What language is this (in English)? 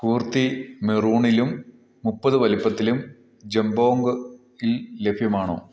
Malayalam